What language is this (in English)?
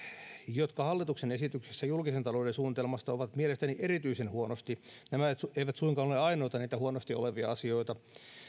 Finnish